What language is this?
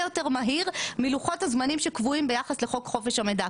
Hebrew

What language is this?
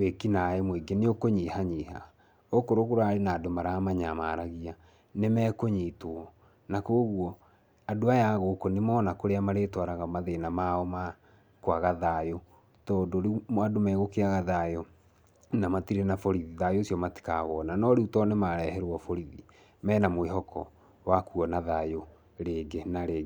Kikuyu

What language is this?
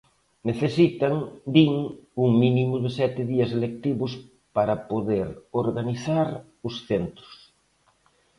Galician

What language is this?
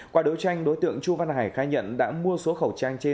Vietnamese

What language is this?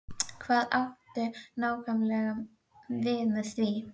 Icelandic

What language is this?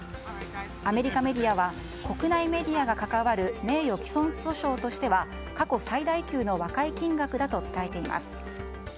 Japanese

